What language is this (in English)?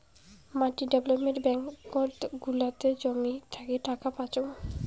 Bangla